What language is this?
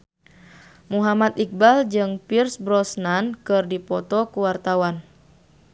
Sundanese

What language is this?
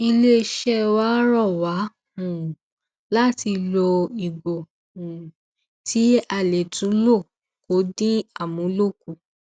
Yoruba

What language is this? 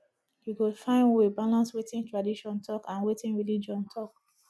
Nigerian Pidgin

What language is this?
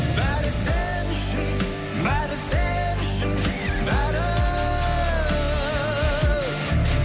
Kazakh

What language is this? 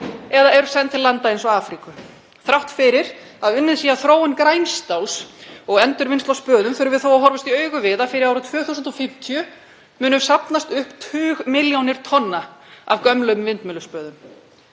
Icelandic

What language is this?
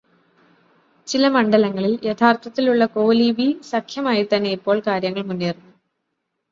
Malayalam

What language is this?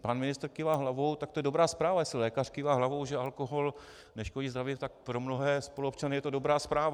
Czech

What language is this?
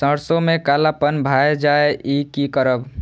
Maithili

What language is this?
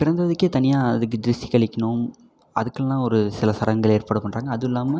Tamil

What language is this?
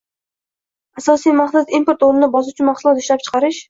Uzbek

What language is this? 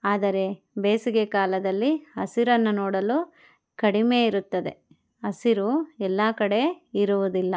Kannada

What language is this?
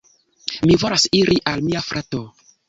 Esperanto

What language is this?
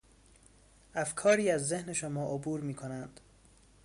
Persian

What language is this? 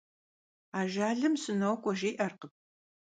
Kabardian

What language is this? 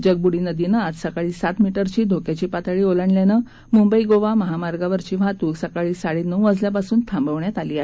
Marathi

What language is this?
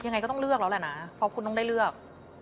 Thai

